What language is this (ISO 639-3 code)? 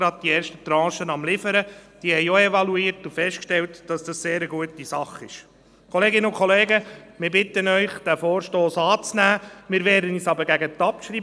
gsw